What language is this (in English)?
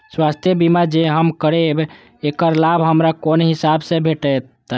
Maithili